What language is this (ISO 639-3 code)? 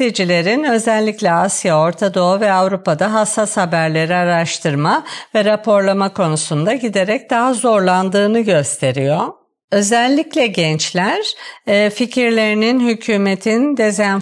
tur